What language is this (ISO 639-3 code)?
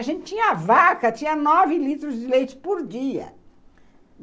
por